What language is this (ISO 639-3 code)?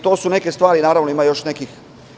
srp